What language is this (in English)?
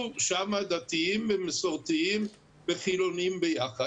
Hebrew